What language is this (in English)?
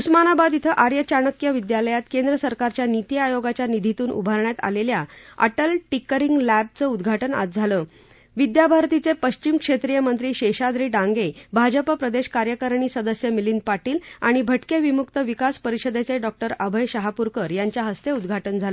Marathi